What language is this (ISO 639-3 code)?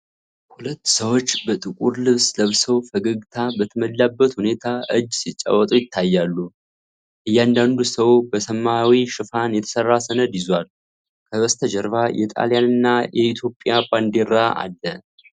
amh